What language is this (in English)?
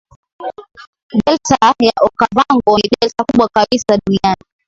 Swahili